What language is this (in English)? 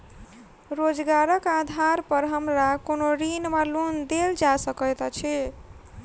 Maithili